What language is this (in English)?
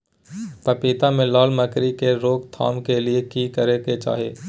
Maithili